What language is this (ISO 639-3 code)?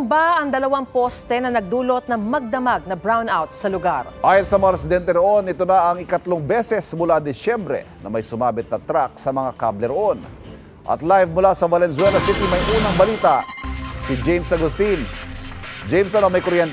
fil